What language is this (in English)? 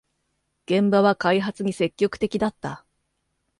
Japanese